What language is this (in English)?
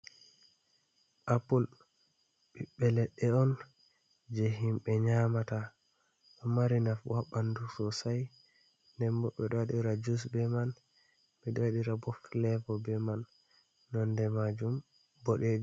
Fula